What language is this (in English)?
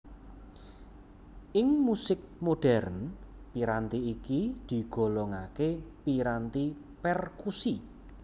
Javanese